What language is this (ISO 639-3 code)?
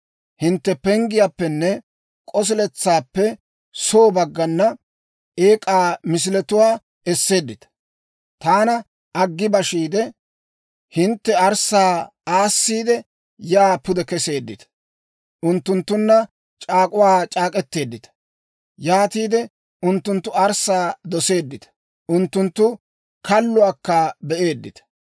dwr